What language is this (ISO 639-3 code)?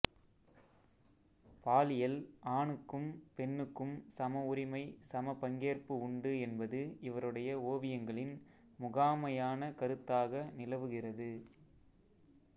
tam